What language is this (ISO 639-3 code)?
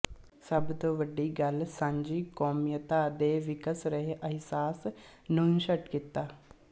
pan